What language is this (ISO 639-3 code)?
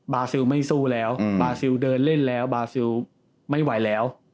tha